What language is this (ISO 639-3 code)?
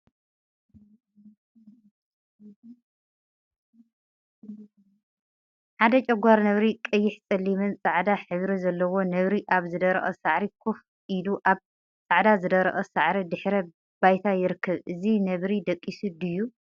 tir